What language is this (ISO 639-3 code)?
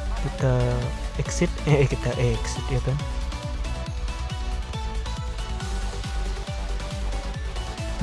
ind